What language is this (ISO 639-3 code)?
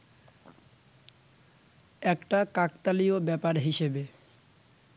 ben